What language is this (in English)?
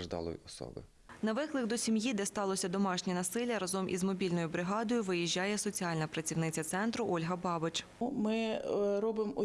Ukrainian